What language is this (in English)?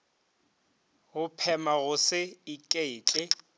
Northern Sotho